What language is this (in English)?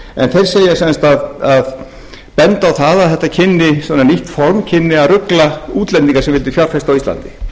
Icelandic